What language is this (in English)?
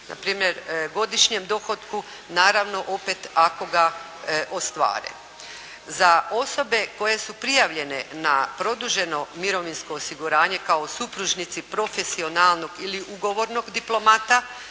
Croatian